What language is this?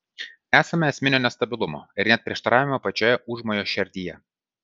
Lithuanian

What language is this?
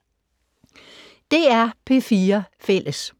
Danish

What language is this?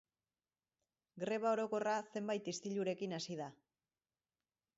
Basque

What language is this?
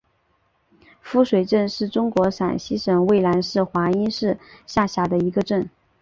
Chinese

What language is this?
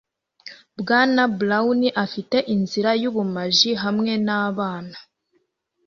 Kinyarwanda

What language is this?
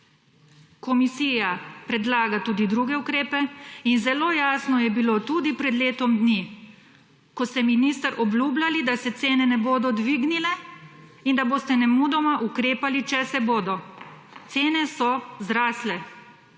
Slovenian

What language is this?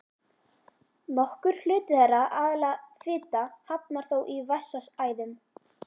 Icelandic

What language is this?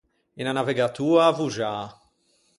Ligurian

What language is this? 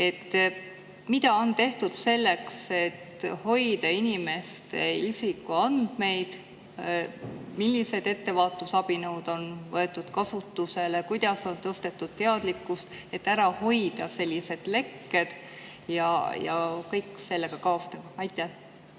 Estonian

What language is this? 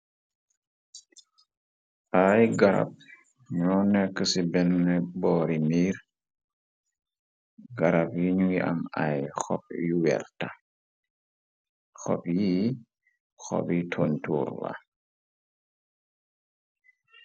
Wolof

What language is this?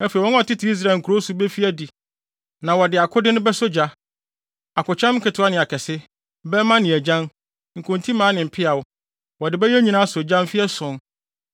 Akan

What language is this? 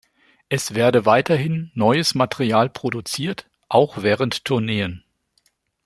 German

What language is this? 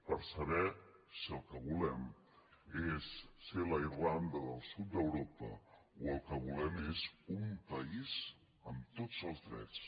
Catalan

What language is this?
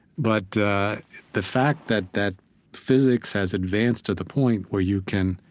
English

